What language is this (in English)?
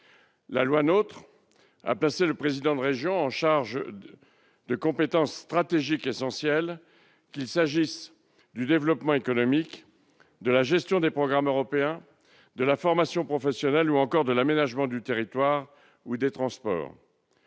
French